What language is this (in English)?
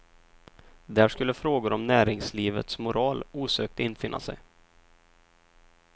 Swedish